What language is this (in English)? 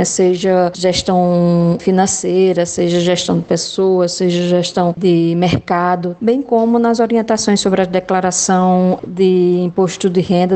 Portuguese